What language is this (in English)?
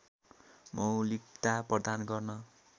Nepali